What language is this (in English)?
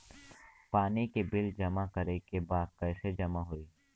Bhojpuri